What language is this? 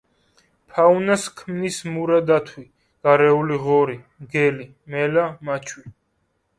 Georgian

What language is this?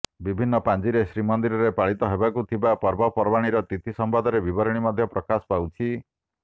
Odia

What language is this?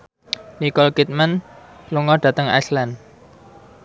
Javanese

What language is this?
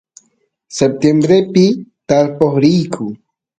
Santiago del Estero Quichua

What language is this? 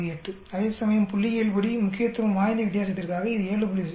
Tamil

